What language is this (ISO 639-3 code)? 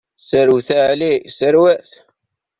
kab